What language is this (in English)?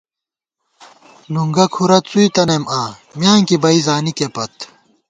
Gawar-Bati